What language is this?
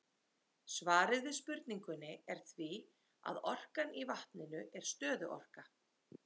Icelandic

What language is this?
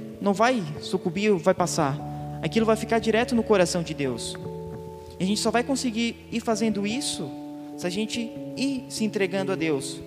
Portuguese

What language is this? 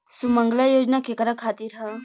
Bhojpuri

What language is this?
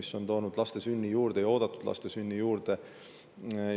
Estonian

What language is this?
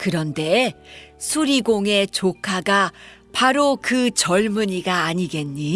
Korean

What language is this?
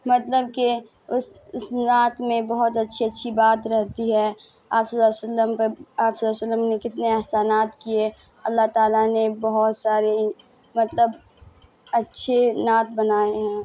Urdu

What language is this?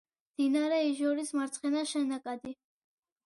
Georgian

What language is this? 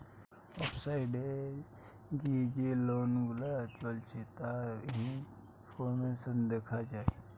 Bangla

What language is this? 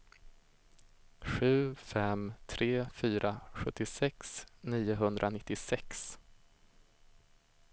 Swedish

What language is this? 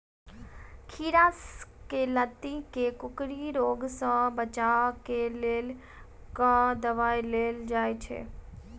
Maithili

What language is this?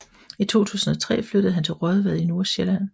Danish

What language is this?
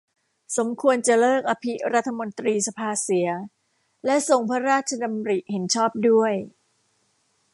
Thai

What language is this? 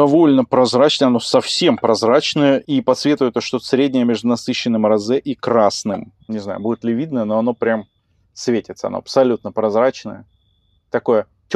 Russian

